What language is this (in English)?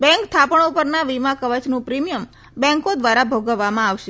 Gujarati